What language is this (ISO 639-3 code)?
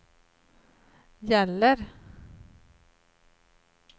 swe